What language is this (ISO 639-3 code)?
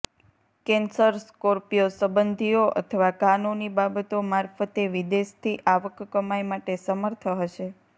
guj